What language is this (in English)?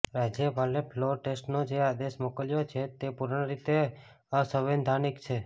Gujarati